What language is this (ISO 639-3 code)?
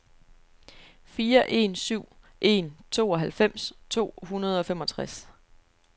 dan